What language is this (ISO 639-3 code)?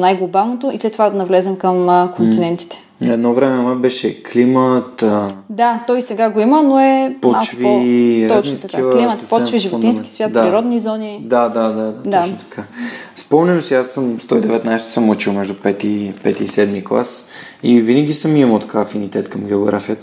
bul